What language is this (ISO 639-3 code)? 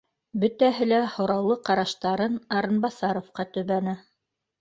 bak